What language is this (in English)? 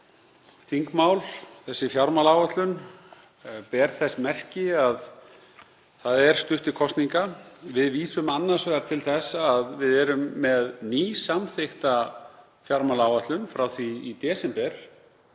Icelandic